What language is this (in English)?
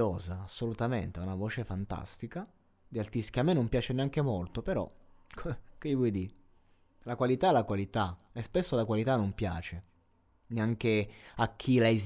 Italian